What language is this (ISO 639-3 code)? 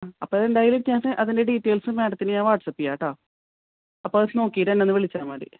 mal